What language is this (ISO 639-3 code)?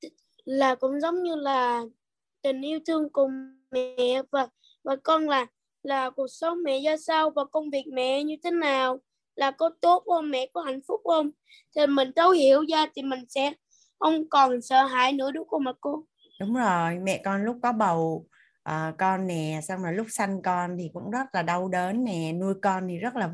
vie